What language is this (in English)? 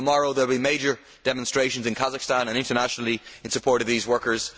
English